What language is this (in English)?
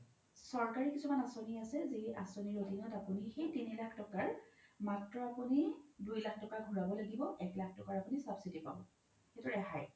Assamese